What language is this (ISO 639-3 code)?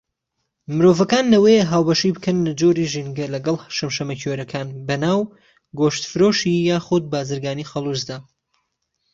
ckb